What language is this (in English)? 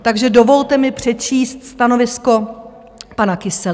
Czech